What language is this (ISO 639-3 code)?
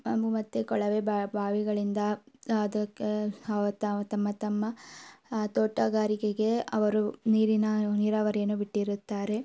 kan